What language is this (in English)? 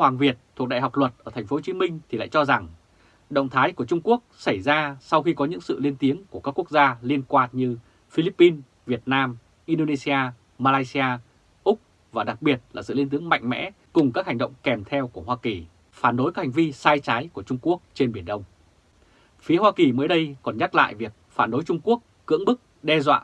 Vietnamese